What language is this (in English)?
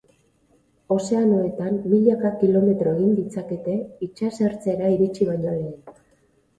Basque